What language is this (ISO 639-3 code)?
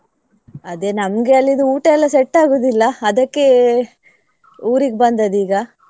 kan